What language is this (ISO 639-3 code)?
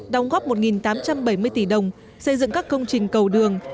vie